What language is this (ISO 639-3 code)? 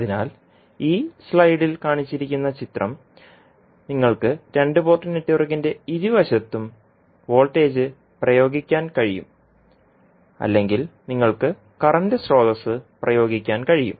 mal